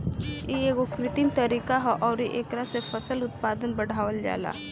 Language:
Bhojpuri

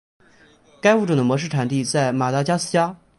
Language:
Chinese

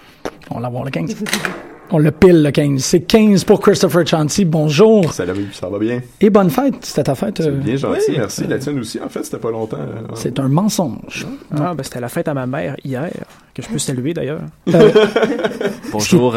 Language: French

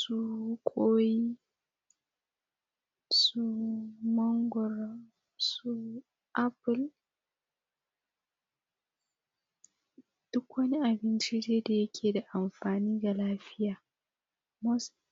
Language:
Hausa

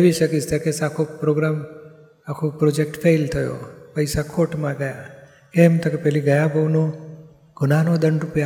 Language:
Gujarati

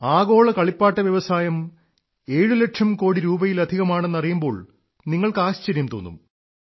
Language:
Malayalam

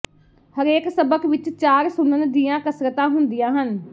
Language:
Punjabi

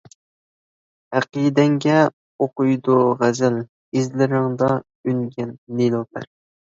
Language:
Uyghur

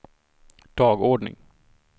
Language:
Swedish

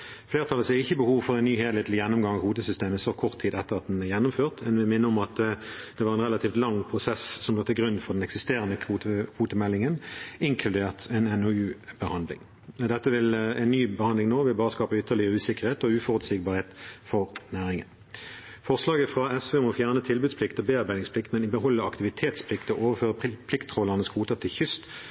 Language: Norwegian Bokmål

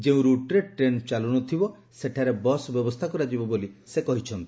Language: Odia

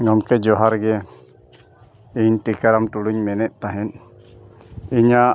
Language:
Santali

